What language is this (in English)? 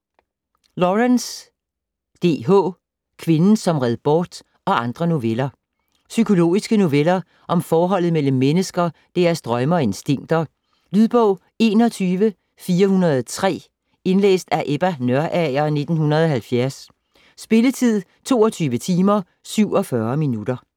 Danish